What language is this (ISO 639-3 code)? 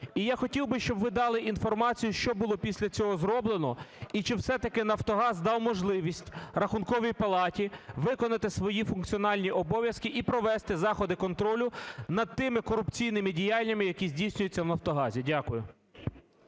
ukr